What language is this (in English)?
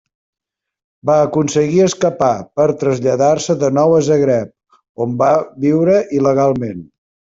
Catalan